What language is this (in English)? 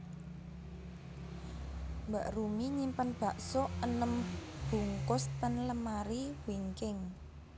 Javanese